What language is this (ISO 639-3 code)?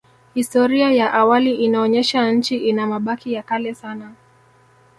swa